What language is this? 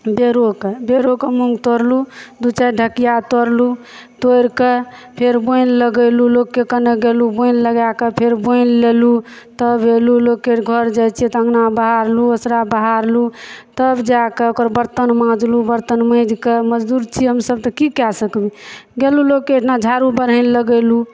Maithili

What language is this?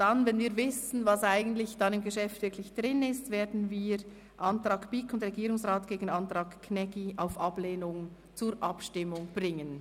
Swiss German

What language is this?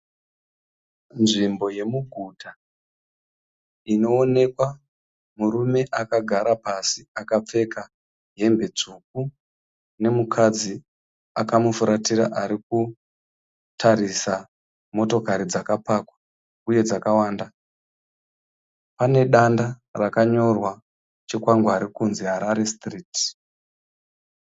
Shona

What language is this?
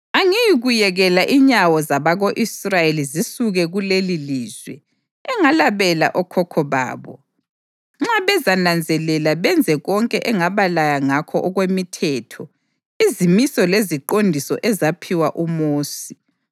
North Ndebele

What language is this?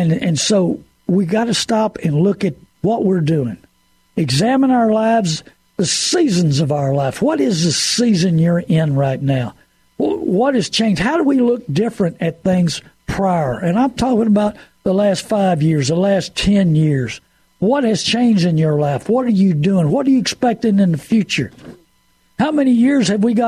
English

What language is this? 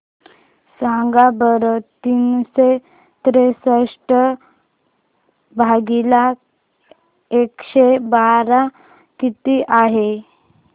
Marathi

